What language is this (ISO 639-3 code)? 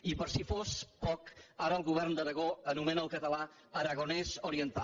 cat